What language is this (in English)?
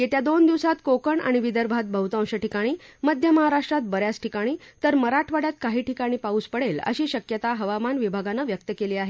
Marathi